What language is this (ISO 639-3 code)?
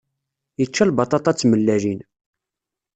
kab